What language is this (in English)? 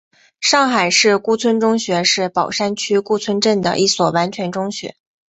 Chinese